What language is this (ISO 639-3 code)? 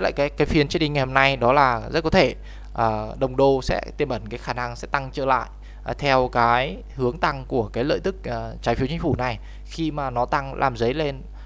vie